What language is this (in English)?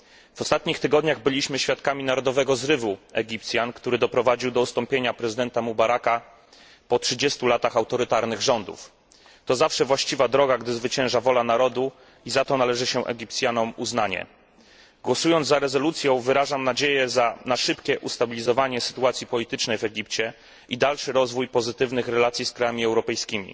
Polish